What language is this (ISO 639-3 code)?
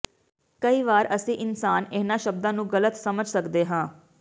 pan